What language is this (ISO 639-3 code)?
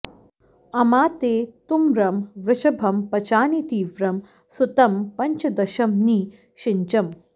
san